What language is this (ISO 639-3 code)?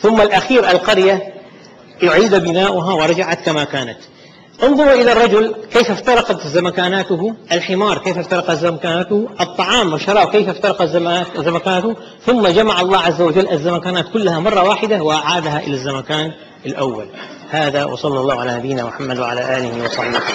ara